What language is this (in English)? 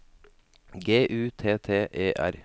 Norwegian